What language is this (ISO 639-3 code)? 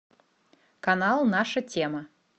rus